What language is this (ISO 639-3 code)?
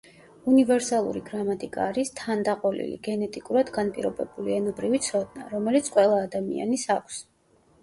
kat